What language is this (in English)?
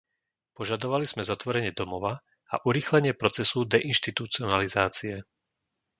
Slovak